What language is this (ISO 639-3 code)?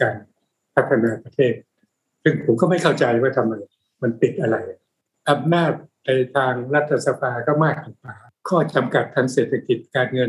tha